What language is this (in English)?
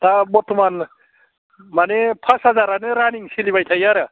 Bodo